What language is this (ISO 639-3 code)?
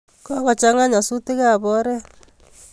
kln